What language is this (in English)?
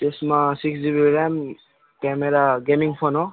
Nepali